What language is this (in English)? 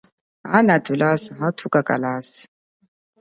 Chokwe